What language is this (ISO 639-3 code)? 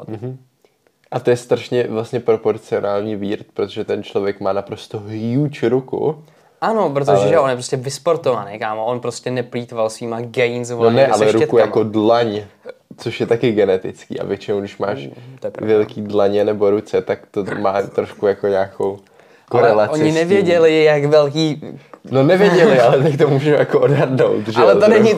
ces